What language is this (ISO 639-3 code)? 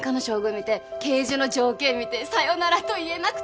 jpn